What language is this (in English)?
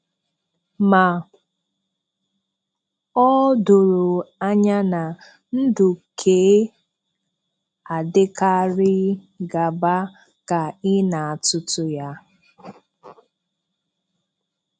Igbo